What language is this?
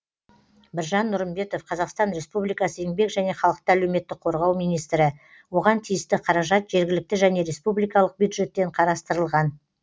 Kazakh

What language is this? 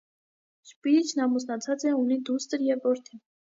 Armenian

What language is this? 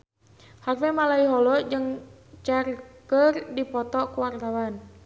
Sundanese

